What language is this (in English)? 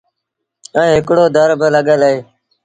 Sindhi Bhil